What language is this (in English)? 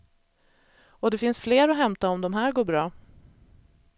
Swedish